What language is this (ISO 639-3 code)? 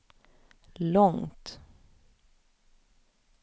swe